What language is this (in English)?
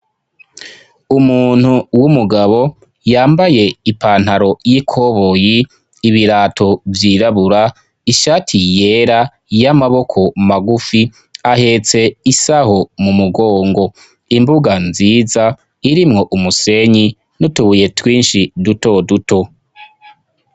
Rundi